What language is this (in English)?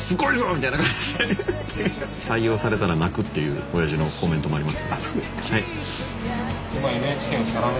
Japanese